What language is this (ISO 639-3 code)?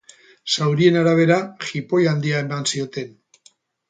eus